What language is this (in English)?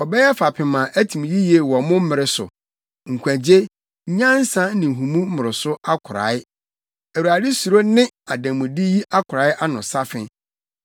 Akan